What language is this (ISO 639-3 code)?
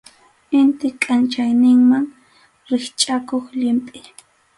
qxu